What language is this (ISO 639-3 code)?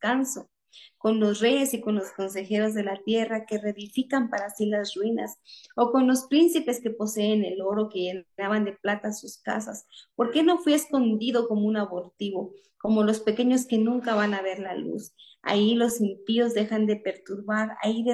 spa